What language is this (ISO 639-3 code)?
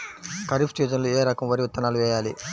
tel